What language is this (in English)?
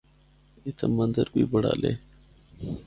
Northern Hindko